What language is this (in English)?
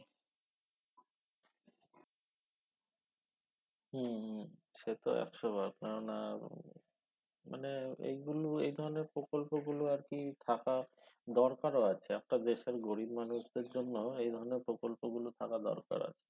Bangla